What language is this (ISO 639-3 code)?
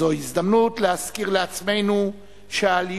heb